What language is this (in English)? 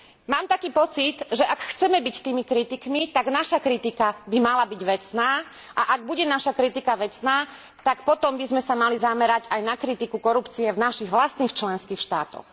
Slovak